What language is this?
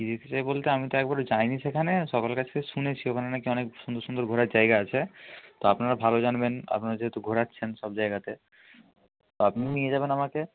Bangla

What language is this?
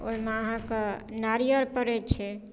Maithili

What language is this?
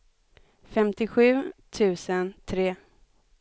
Swedish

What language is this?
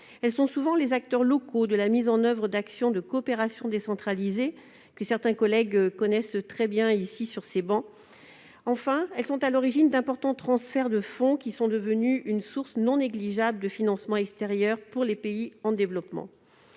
French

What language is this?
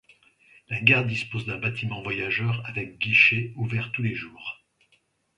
French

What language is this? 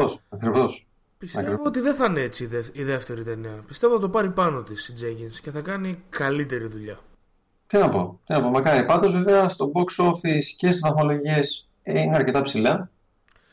Greek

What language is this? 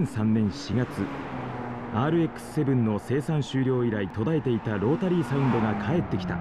Japanese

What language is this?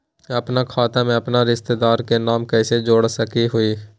Magahi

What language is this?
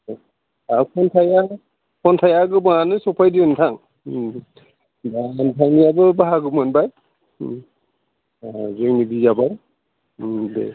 Bodo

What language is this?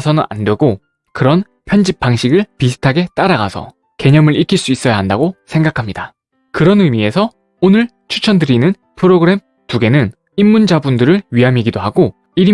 Korean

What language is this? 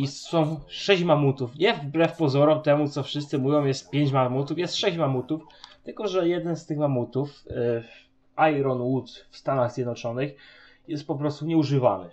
Polish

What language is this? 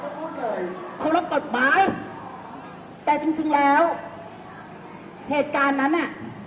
Thai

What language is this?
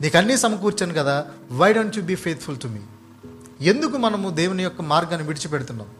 Telugu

